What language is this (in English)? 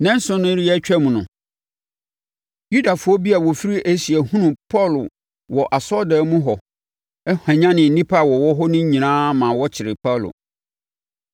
Akan